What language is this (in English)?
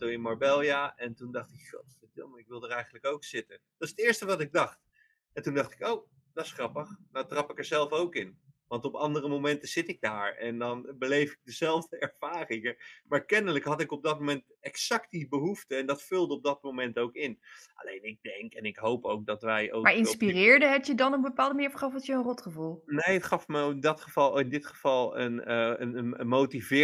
Dutch